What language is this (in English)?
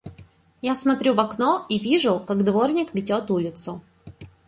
Russian